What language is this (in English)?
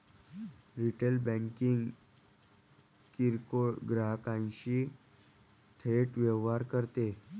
Marathi